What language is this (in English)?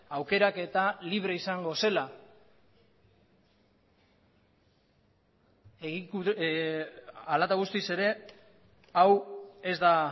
Basque